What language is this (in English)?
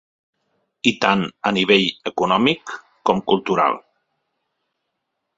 Catalan